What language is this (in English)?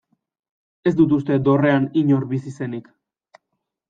Basque